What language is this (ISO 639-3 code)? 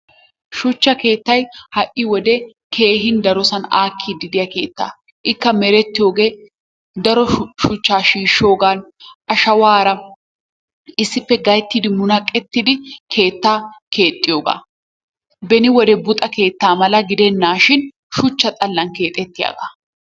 wal